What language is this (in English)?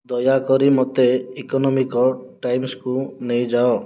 Odia